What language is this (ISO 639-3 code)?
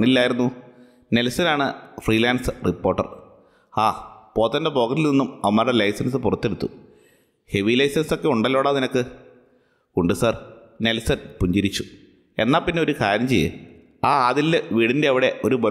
mal